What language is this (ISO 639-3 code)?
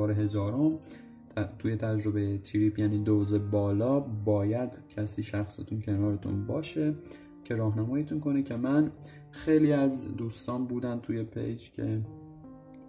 fas